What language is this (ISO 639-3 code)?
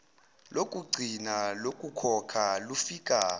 zul